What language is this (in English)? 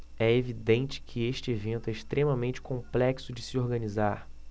Portuguese